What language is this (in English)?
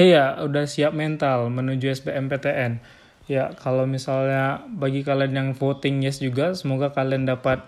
Indonesian